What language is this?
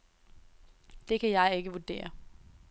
Danish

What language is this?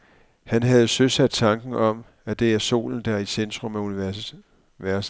Danish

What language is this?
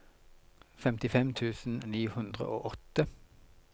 Norwegian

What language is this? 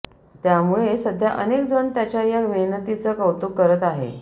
Marathi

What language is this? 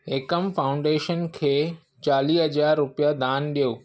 Sindhi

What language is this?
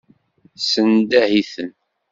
Kabyle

